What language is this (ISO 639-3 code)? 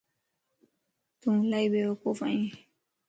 lss